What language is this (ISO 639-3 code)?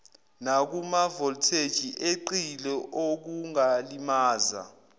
zul